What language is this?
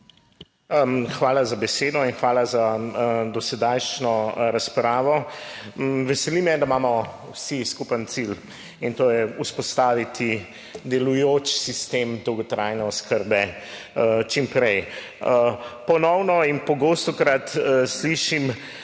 Slovenian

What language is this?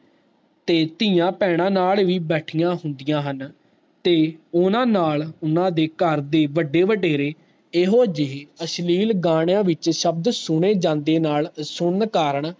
Punjabi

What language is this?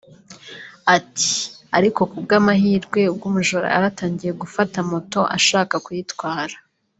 Kinyarwanda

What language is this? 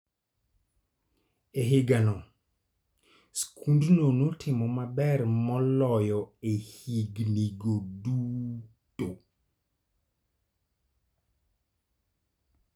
Luo (Kenya and Tanzania)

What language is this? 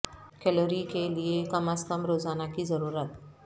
Urdu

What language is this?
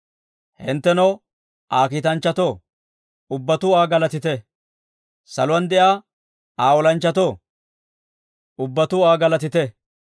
Dawro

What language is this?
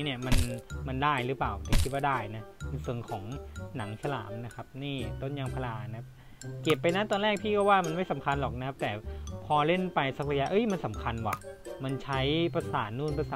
Thai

